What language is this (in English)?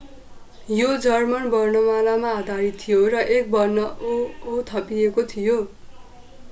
Nepali